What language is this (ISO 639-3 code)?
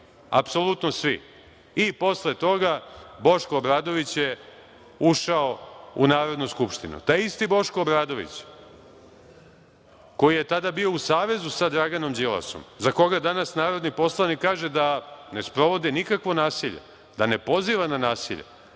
srp